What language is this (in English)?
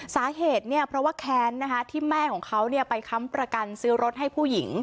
Thai